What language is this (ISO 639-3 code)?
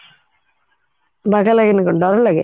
ori